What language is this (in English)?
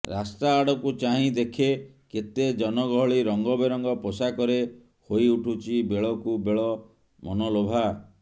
Odia